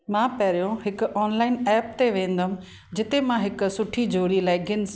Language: Sindhi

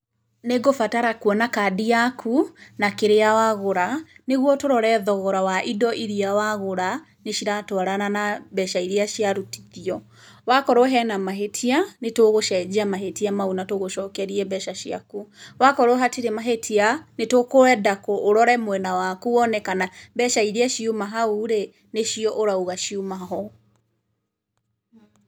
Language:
Kikuyu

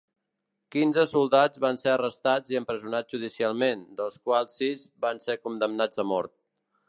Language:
Catalan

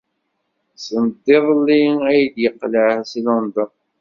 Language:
Kabyle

